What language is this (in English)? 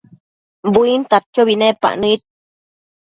Matsés